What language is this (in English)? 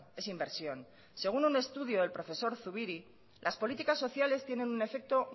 Spanish